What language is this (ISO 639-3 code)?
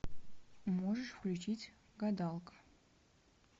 rus